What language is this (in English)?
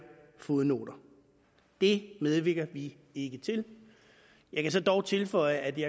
Danish